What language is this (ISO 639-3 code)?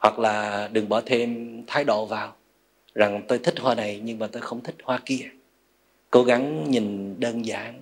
vie